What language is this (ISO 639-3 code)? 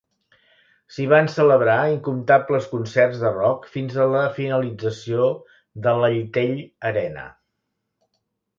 cat